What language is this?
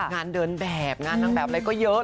Thai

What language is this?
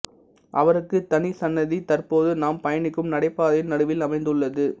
Tamil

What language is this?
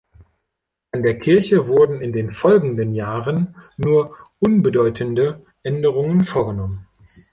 German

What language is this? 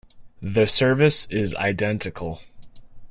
English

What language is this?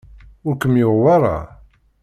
Kabyle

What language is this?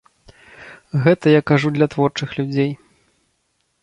Belarusian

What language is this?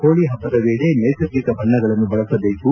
Kannada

